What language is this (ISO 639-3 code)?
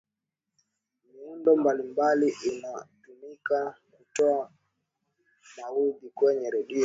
swa